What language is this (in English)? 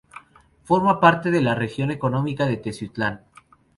Spanish